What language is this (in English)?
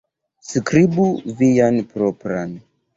Esperanto